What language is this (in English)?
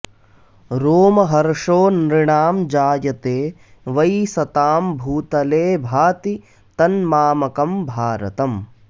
Sanskrit